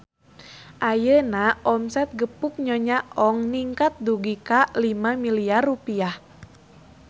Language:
Sundanese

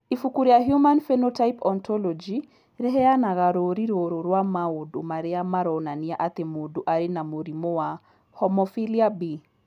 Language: Kikuyu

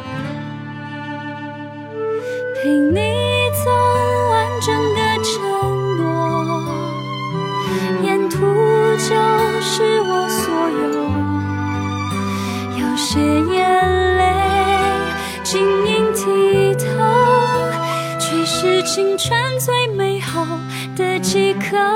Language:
Chinese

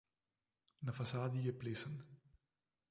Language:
Slovenian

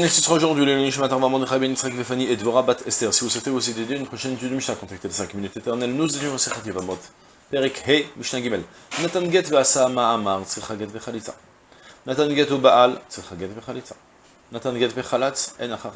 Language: French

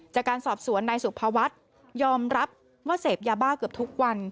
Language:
Thai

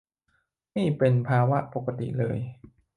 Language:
Thai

